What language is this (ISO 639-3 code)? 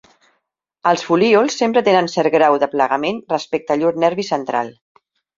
cat